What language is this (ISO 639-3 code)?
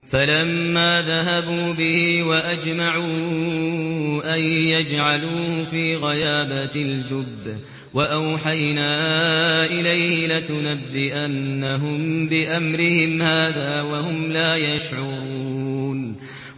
ara